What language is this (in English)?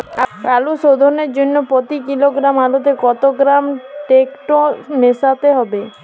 Bangla